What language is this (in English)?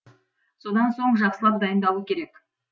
Kazakh